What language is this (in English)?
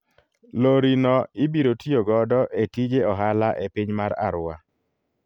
Luo (Kenya and Tanzania)